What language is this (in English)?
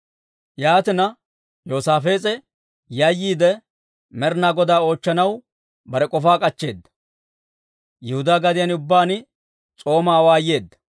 Dawro